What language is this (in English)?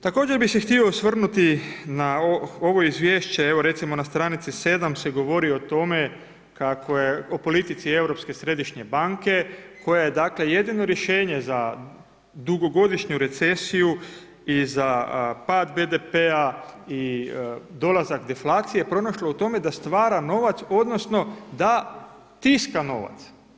Croatian